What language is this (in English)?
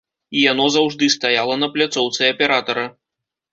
Belarusian